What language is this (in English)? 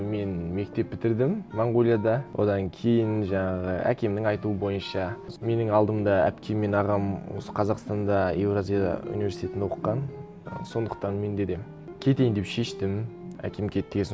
Kazakh